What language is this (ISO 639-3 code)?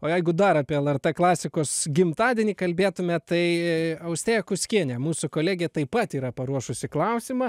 lit